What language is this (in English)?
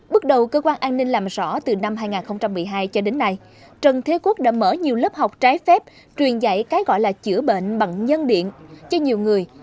Vietnamese